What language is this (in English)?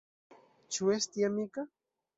Esperanto